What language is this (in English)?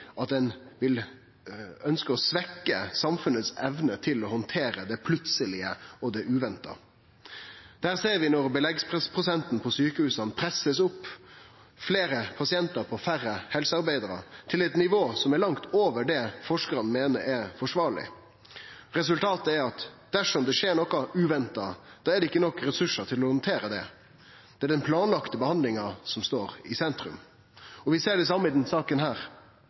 Norwegian Nynorsk